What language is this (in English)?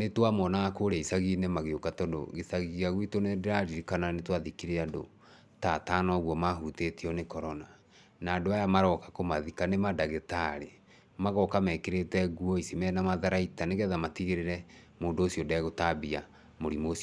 Kikuyu